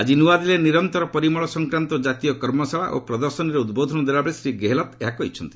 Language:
Odia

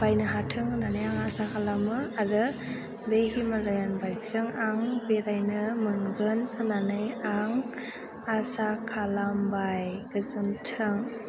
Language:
Bodo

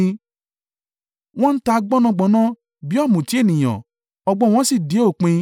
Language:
Yoruba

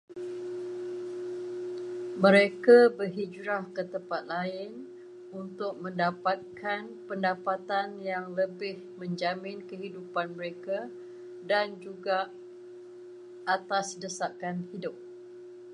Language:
Malay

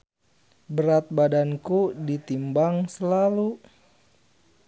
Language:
Sundanese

